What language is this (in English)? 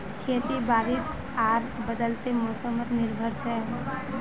Magahi